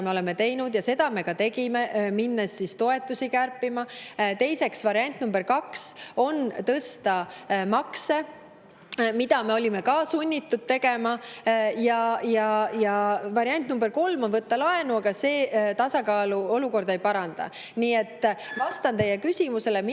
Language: Estonian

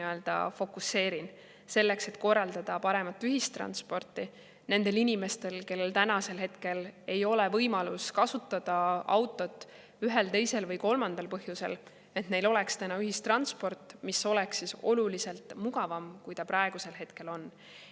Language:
Estonian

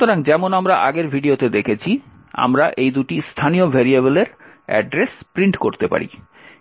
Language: Bangla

